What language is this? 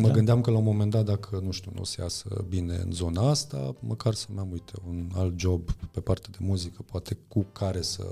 Romanian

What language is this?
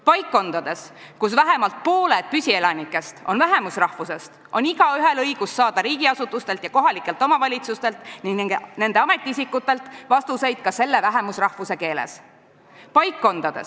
Estonian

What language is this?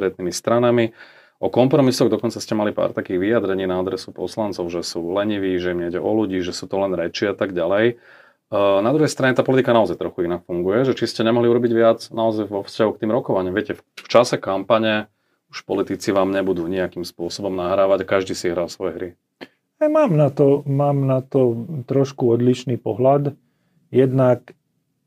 Slovak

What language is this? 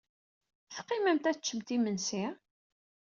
Kabyle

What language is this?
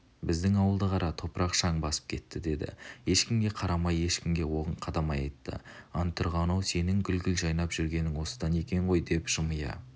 Kazakh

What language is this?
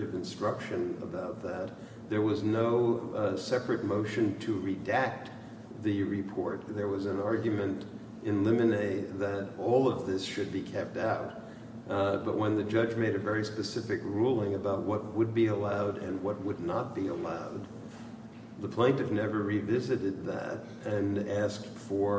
English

